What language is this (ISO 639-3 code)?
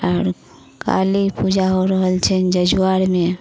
mai